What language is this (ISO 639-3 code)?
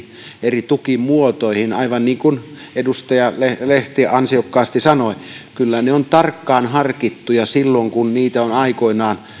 fin